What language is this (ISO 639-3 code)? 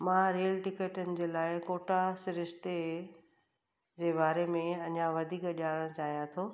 snd